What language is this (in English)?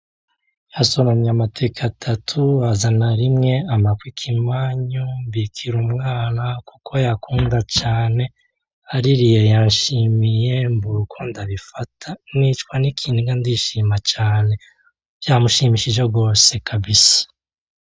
Rundi